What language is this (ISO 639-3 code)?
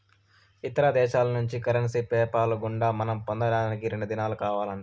tel